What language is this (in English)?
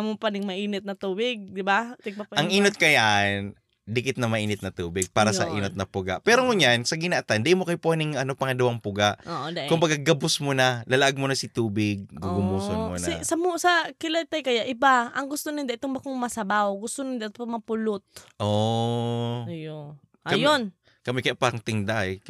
Filipino